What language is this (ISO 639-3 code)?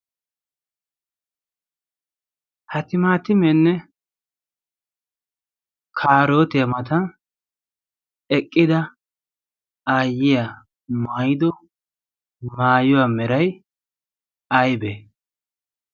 wal